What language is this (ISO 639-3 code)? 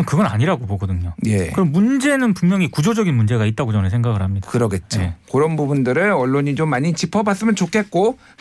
kor